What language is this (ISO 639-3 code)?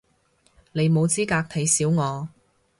yue